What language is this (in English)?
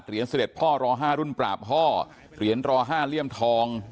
Thai